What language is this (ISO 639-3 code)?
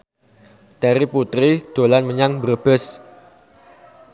jav